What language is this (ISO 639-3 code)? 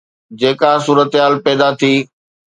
snd